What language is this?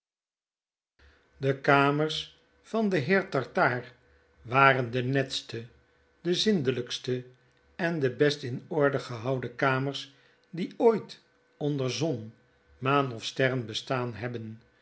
Dutch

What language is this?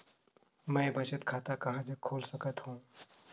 Chhattisgarhi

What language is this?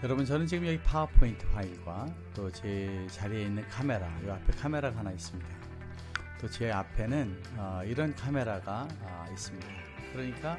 Korean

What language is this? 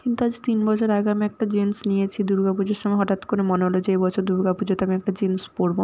Bangla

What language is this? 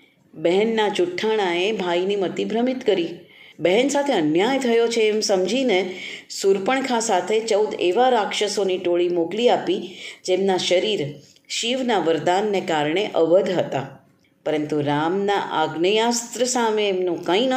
Gujarati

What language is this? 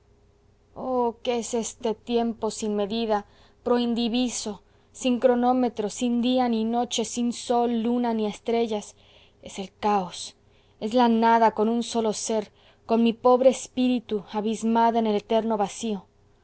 Spanish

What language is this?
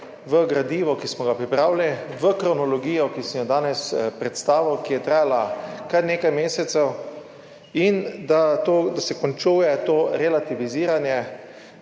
Slovenian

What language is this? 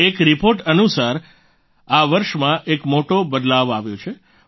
Gujarati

